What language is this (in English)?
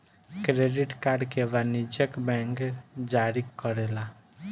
Bhojpuri